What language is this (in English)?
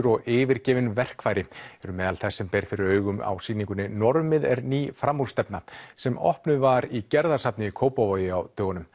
Icelandic